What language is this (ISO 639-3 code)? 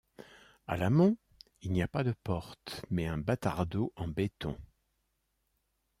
fra